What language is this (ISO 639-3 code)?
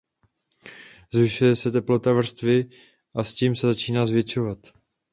ces